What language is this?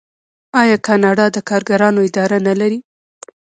Pashto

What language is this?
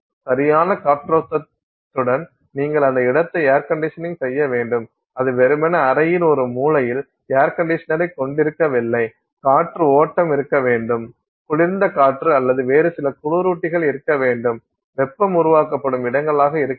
Tamil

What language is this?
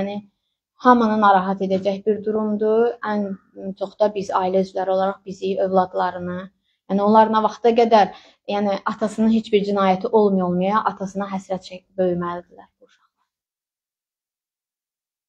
Turkish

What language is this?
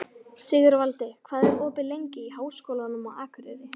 Icelandic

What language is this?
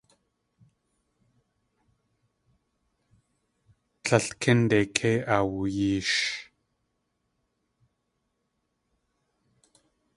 Tlingit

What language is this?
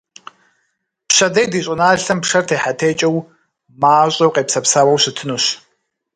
Kabardian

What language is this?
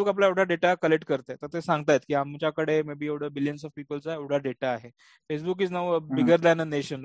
Marathi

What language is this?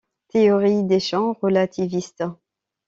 French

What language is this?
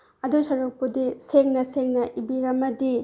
Manipuri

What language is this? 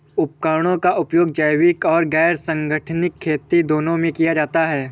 Hindi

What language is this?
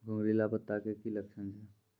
Maithili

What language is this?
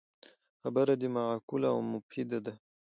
Pashto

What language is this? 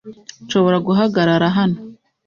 Kinyarwanda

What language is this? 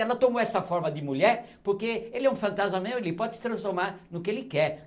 Portuguese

